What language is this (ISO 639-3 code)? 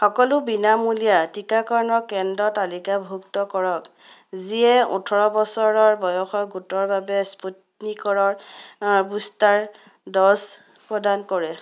asm